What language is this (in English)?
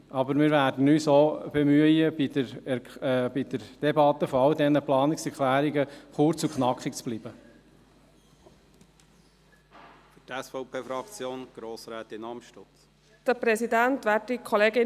Swiss German